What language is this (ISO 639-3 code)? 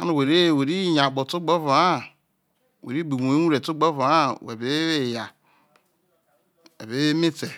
iso